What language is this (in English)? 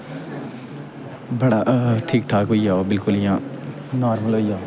Dogri